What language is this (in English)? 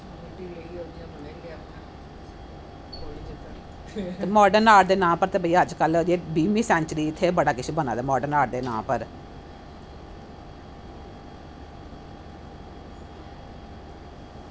Dogri